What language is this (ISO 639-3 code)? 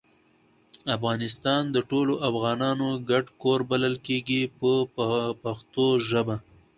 pus